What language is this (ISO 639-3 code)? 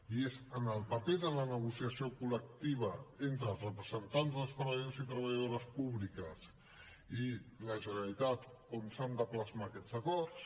cat